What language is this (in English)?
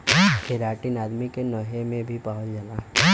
Bhojpuri